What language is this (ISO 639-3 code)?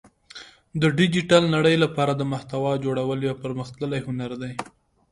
pus